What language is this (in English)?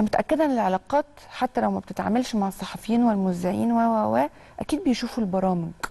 Arabic